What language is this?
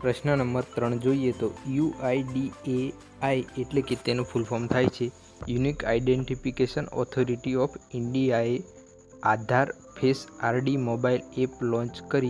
Hindi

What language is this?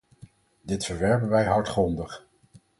Dutch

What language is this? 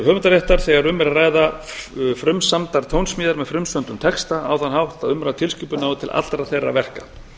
Icelandic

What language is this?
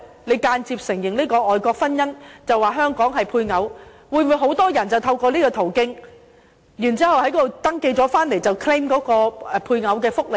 Cantonese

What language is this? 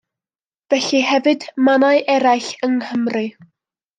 Welsh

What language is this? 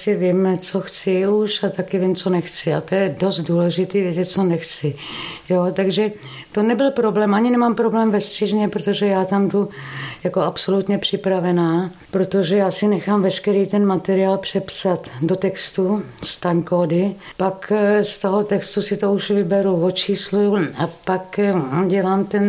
Czech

